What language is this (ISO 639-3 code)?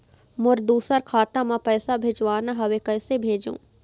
hne